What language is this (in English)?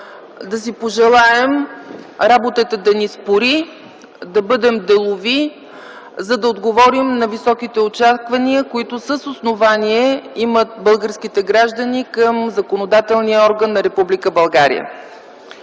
Bulgarian